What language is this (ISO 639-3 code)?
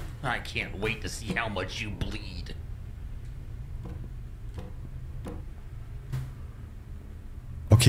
deu